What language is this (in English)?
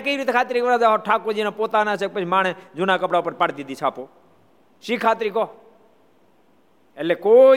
Gujarati